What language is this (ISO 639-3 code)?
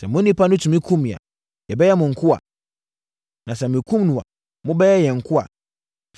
aka